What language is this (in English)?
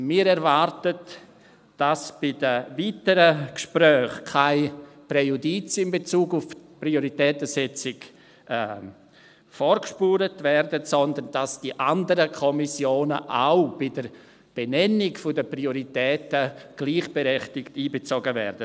Swiss German